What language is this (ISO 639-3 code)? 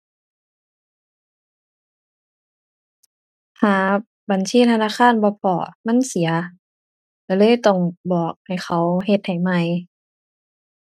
tha